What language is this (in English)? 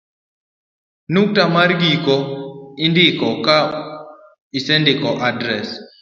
Luo (Kenya and Tanzania)